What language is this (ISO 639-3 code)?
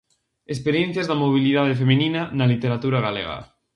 glg